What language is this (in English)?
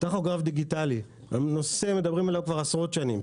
Hebrew